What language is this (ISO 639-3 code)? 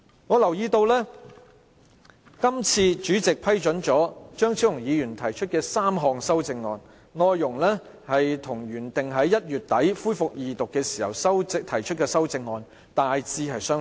yue